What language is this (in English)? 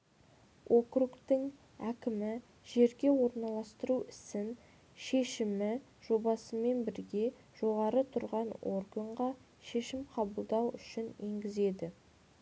Kazakh